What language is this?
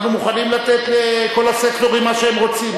Hebrew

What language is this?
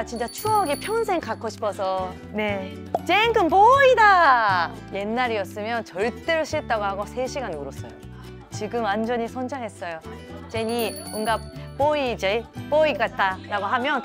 Korean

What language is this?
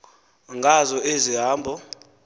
Xhosa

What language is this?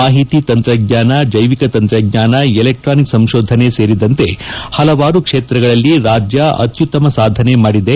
Kannada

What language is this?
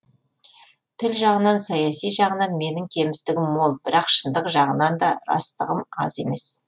Kazakh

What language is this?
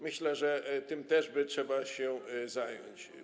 Polish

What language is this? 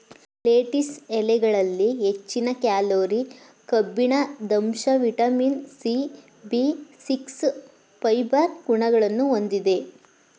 Kannada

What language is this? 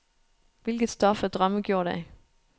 Danish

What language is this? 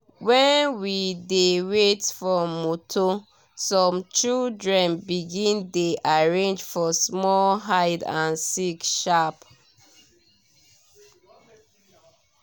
Nigerian Pidgin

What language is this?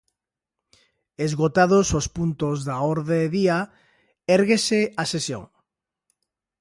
Galician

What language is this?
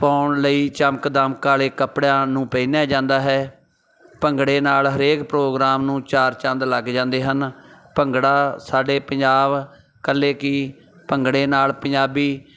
Punjabi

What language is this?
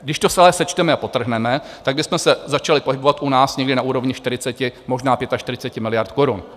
Czech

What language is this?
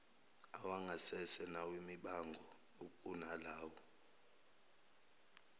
Zulu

